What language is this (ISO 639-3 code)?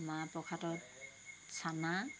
asm